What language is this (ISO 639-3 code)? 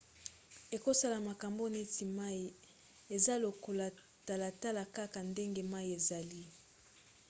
lin